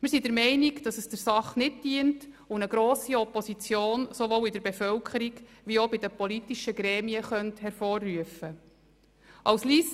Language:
Swiss German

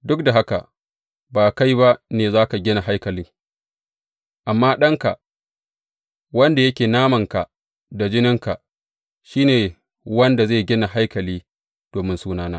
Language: Hausa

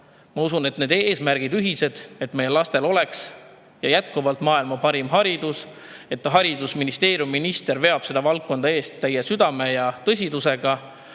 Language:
Estonian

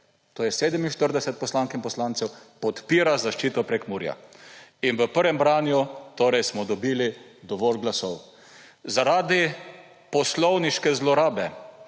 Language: Slovenian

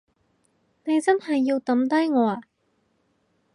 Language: Cantonese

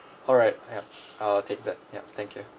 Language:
English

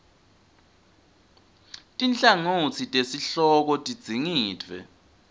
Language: Swati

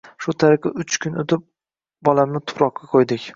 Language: Uzbek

